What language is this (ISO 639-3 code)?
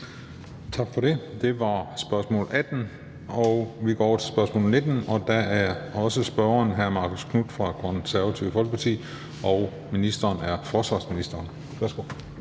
dan